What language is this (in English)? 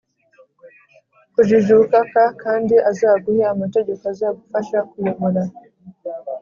Kinyarwanda